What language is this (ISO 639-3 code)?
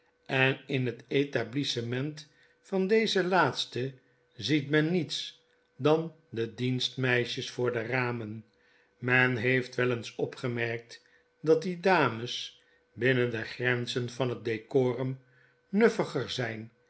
nld